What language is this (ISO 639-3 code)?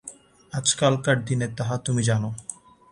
ben